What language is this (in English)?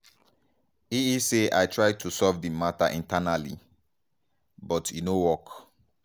Nigerian Pidgin